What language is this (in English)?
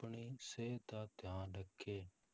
Punjabi